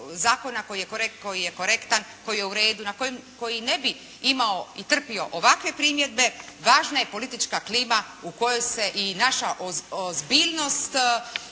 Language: Croatian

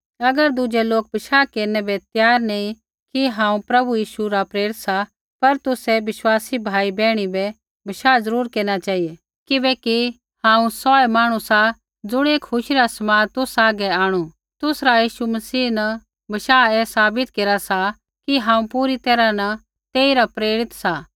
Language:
Kullu Pahari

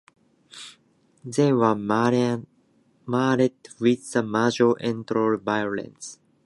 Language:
English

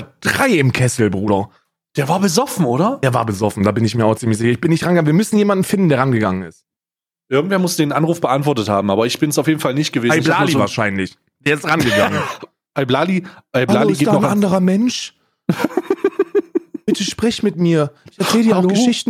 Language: German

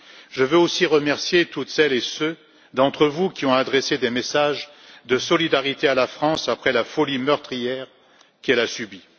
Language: French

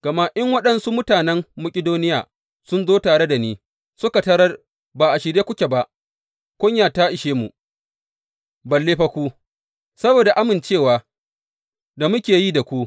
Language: Hausa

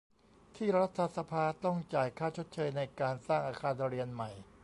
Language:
Thai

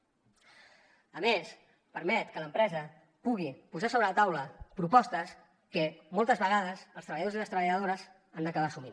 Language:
Catalan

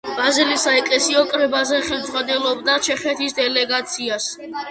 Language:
Georgian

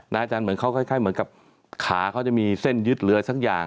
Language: Thai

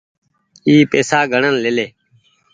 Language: Goaria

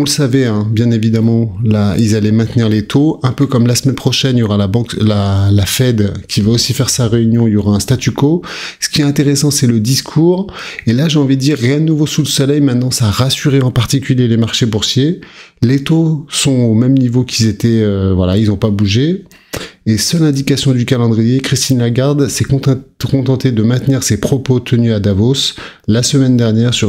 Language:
French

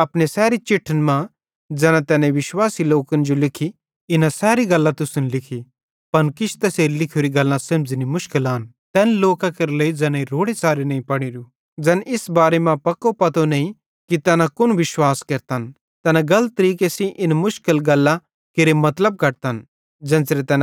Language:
Bhadrawahi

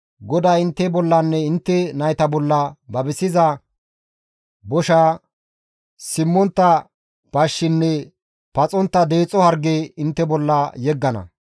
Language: Gamo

